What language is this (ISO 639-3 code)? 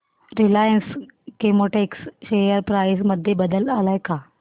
mar